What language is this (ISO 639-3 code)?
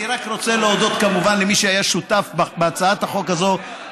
heb